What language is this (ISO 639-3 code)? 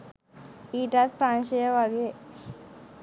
sin